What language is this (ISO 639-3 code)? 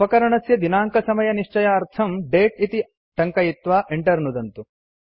san